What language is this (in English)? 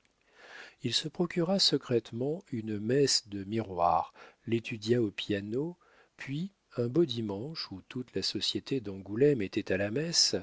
French